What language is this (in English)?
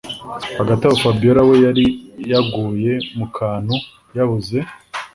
Kinyarwanda